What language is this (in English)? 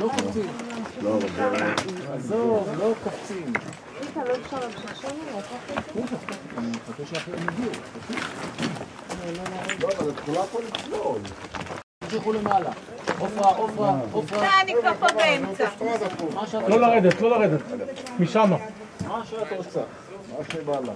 Hebrew